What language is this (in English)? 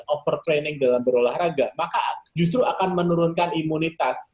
Indonesian